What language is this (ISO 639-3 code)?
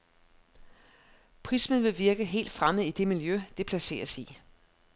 dan